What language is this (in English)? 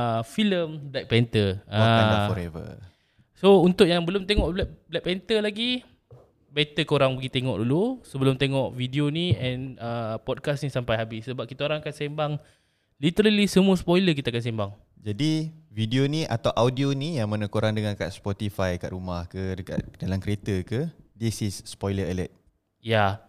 Malay